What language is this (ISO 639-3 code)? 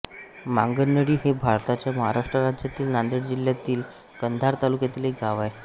mar